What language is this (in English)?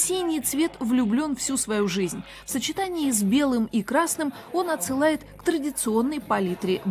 Russian